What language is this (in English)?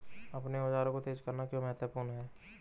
Hindi